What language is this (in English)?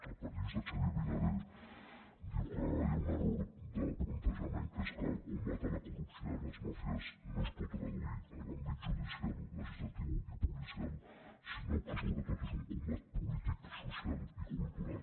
Catalan